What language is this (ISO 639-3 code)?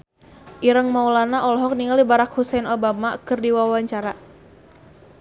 sun